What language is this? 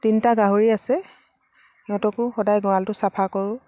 Assamese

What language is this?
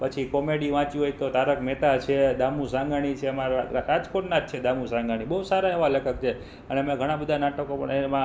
Gujarati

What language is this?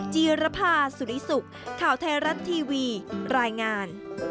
Thai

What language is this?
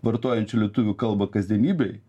Lithuanian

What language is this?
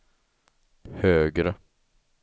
Swedish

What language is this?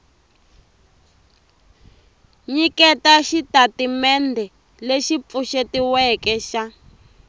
Tsonga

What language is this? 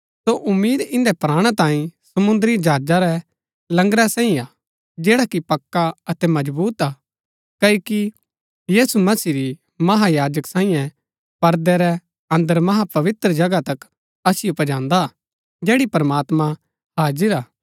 Gaddi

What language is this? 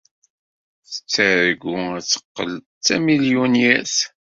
Kabyle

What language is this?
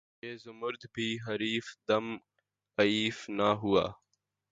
Urdu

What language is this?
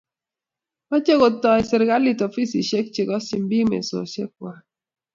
Kalenjin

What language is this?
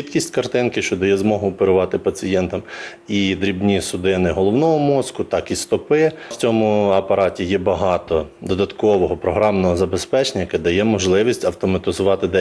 Ukrainian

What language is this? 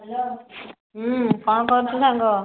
Odia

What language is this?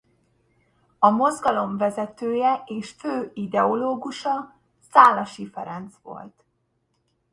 Hungarian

